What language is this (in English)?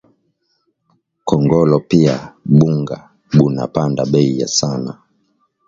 Swahili